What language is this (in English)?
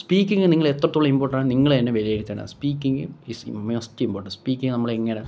Malayalam